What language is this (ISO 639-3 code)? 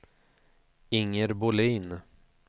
swe